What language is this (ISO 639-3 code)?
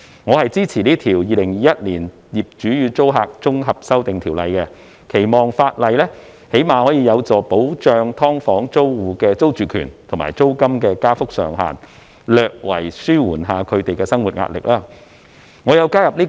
yue